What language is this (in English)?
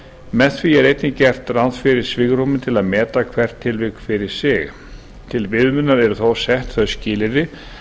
Icelandic